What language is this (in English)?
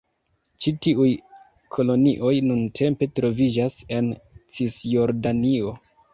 Esperanto